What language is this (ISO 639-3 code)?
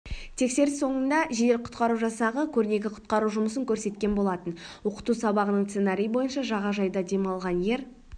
kaz